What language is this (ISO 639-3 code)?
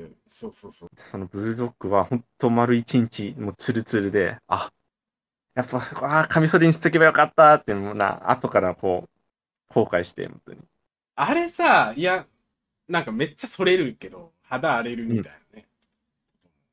jpn